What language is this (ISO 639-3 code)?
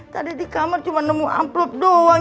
ind